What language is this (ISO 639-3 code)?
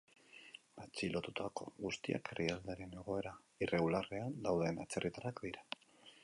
eus